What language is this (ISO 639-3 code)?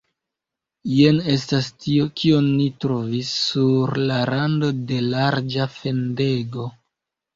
epo